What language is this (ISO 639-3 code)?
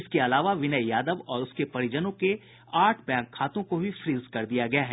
hin